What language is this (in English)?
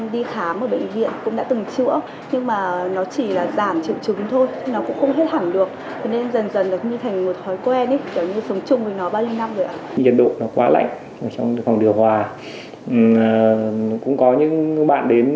Vietnamese